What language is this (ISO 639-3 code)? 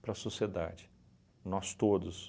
por